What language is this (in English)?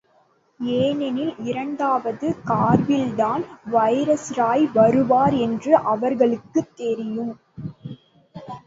Tamil